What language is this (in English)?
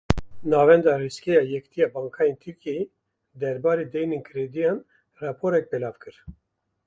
Kurdish